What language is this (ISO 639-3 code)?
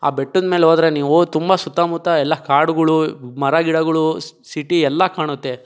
kan